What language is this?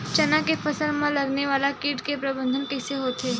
Chhattisgarhi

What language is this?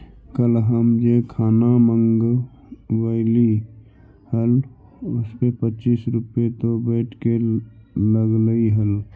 Magahi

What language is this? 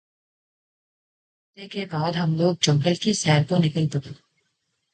Urdu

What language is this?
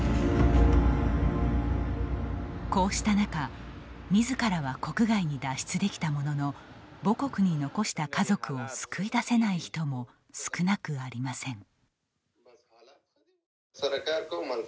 Japanese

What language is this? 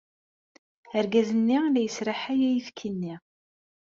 Kabyle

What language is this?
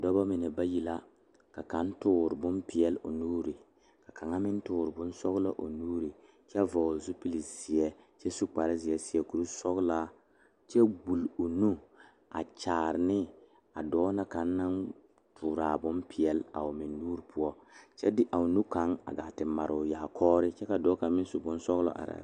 Southern Dagaare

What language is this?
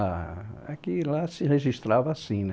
Portuguese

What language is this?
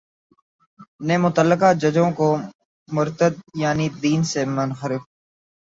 Urdu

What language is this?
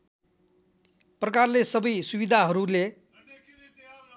Nepali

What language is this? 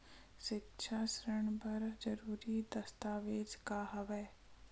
Chhattisgarhi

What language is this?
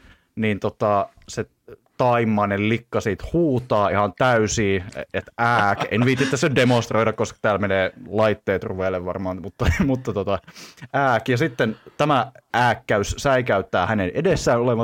Finnish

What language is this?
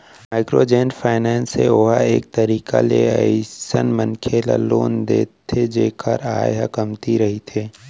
Chhattisgarhi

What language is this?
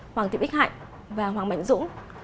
Vietnamese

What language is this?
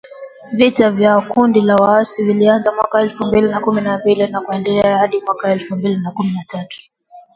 Swahili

